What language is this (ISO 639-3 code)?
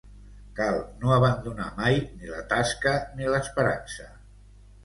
cat